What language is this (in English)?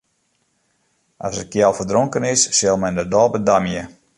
Western Frisian